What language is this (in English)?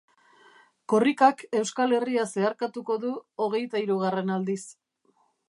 Basque